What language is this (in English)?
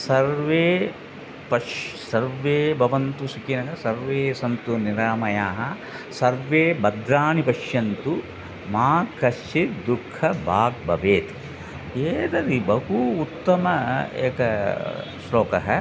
Sanskrit